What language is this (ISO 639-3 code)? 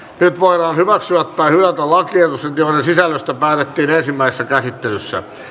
fin